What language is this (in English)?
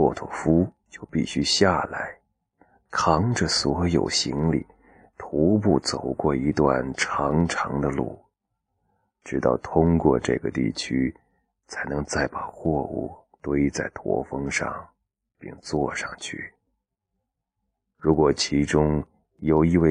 Chinese